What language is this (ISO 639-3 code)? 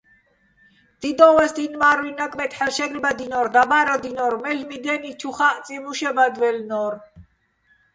bbl